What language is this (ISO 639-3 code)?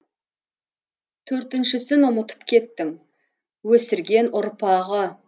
kaz